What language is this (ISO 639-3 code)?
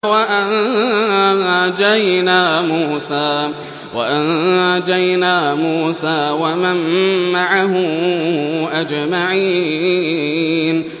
ara